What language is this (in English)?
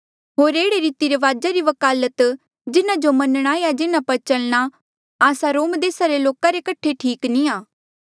Mandeali